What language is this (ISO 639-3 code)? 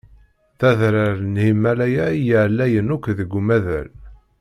kab